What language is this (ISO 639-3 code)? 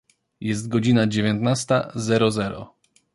pol